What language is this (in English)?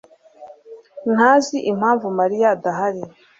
Kinyarwanda